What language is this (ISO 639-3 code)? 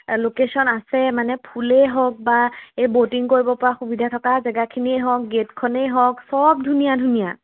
asm